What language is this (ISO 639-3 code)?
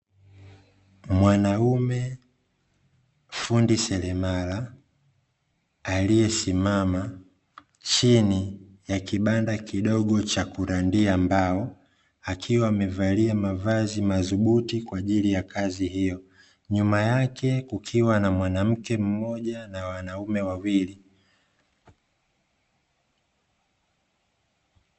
swa